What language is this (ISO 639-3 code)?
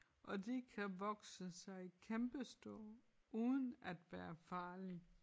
dan